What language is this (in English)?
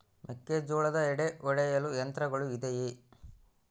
Kannada